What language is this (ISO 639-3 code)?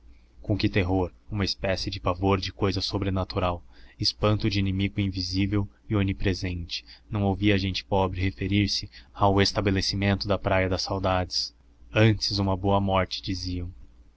por